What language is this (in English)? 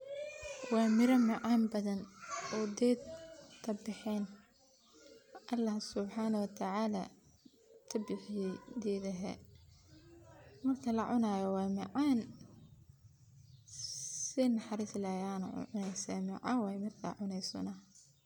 Somali